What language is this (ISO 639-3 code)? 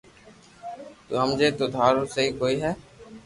lrk